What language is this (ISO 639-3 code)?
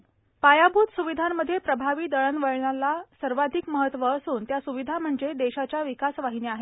mar